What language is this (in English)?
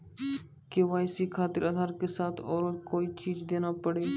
Maithili